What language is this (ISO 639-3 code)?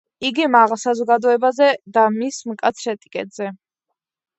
kat